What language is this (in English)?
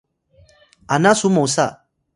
Atayal